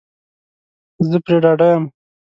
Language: Pashto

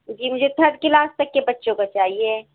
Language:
Urdu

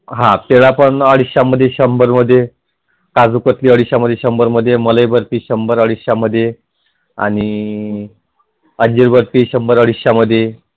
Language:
Marathi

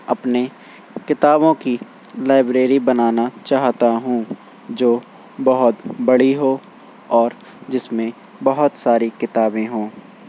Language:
Urdu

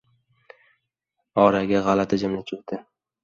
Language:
Uzbek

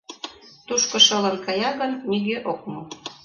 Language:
Mari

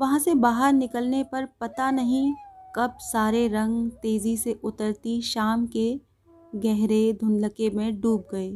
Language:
Hindi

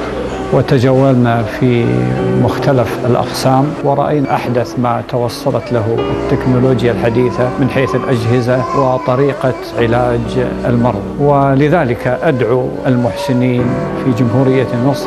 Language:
Arabic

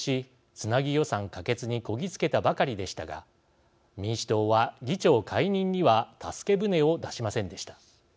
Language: Japanese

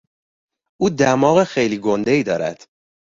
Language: Persian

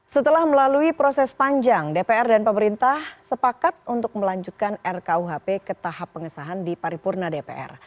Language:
Indonesian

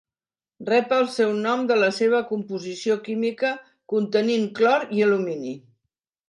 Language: Catalan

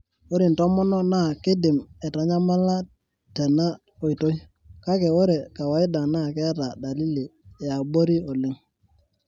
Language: Masai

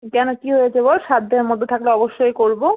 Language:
Bangla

